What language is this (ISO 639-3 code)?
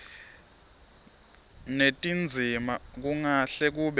ssw